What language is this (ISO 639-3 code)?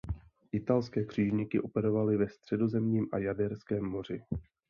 ces